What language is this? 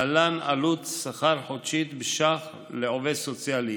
Hebrew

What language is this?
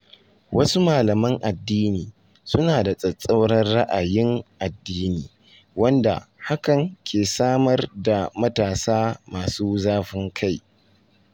Hausa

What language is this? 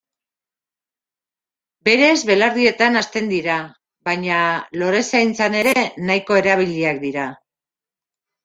Basque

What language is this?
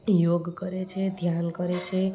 Gujarati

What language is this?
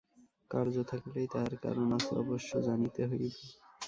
Bangla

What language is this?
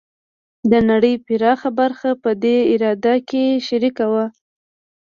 Pashto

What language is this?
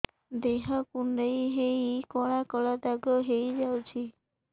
Odia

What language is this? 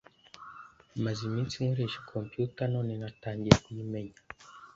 Kinyarwanda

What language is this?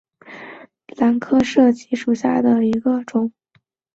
Chinese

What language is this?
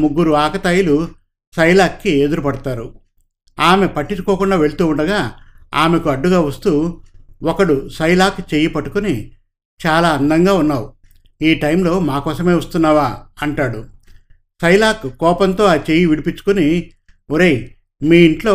Telugu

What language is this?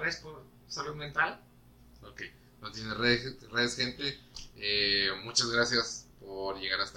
Spanish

